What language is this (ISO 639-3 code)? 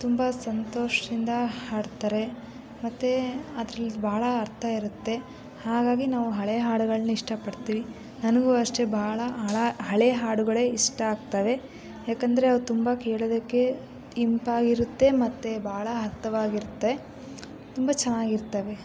kan